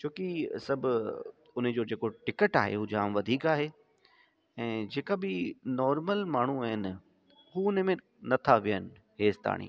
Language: Sindhi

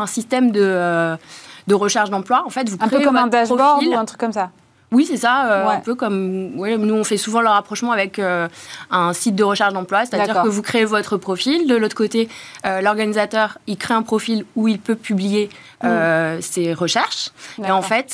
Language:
French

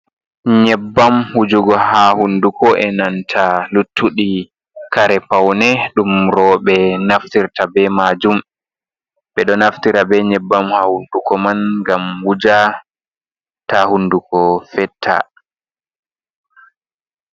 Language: Fula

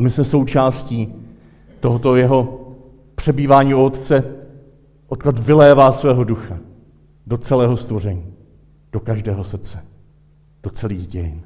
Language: Czech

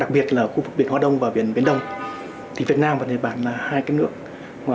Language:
Vietnamese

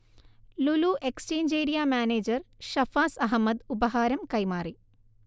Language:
Malayalam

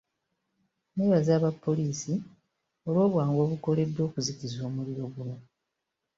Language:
Ganda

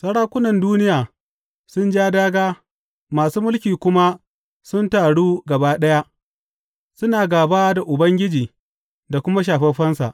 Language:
Hausa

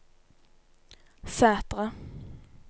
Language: Norwegian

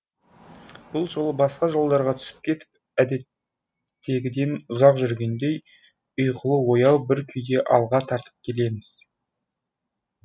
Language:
Kazakh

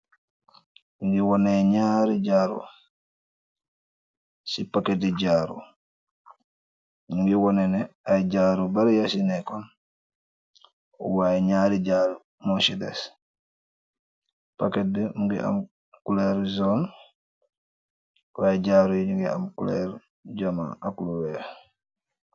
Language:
Wolof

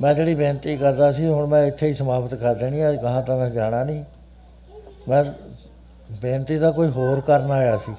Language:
Punjabi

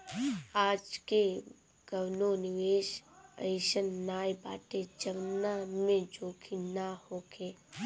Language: Bhojpuri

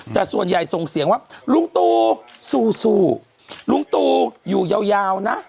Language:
Thai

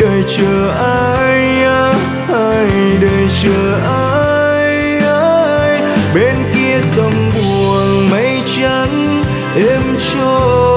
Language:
Vietnamese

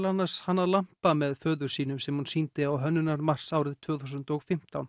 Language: Icelandic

